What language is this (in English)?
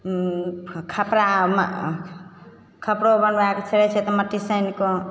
Maithili